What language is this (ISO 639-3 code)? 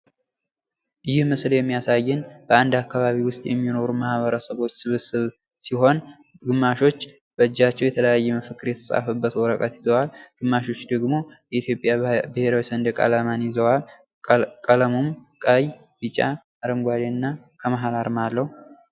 amh